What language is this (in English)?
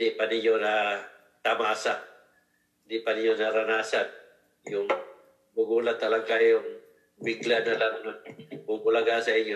Filipino